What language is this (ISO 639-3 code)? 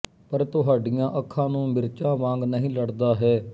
pan